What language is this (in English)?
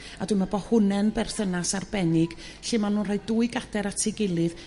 Welsh